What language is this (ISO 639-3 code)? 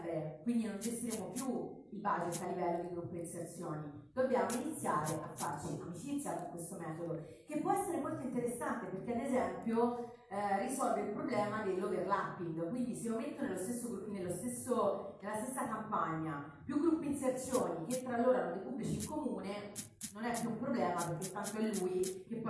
ita